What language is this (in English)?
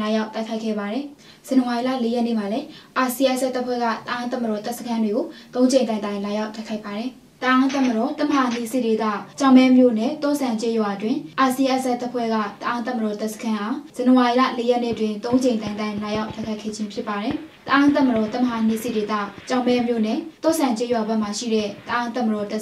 Indonesian